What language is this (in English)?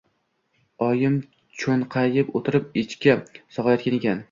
Uzbek